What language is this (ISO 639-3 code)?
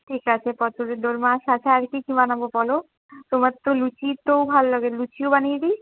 ben